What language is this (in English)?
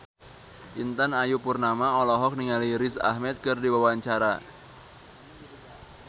Sundanese